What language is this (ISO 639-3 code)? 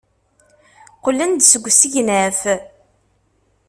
kab